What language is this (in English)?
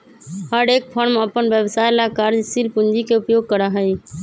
Magahi